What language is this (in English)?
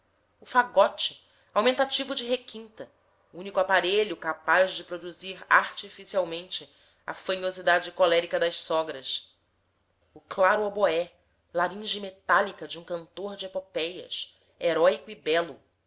Portuguese